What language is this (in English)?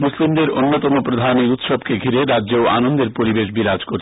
Bangla